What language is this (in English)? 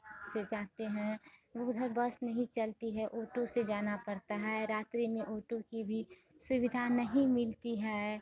Hindi